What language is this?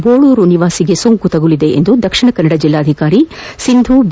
Kannada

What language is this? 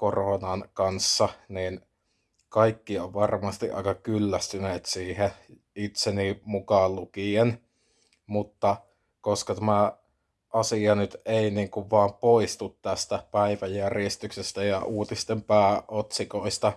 Finnish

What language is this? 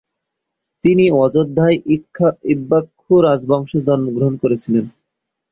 Bangla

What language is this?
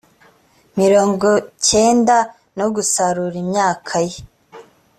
Kinyarwanda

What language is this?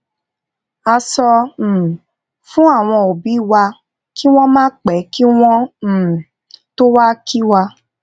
Yoruba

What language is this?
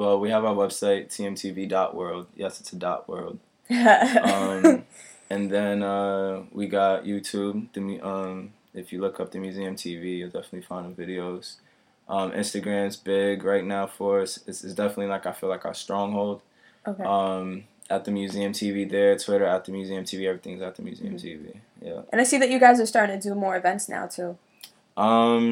English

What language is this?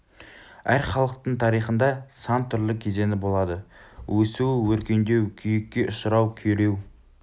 Kazakh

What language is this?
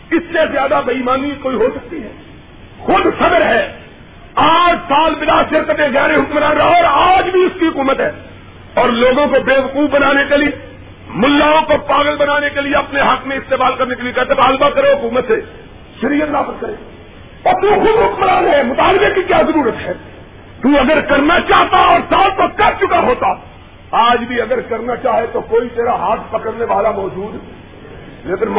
Urdu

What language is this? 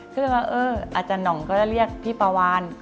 Thai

